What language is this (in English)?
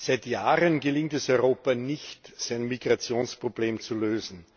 German